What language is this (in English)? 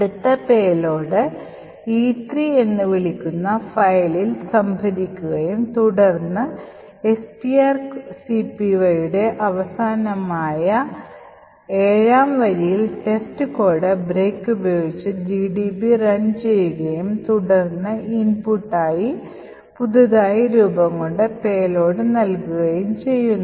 Malayalam